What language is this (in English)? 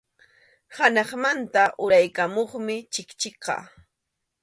Arequipa-La Unión Quechua